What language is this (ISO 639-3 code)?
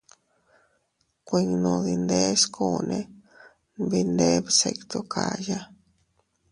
cut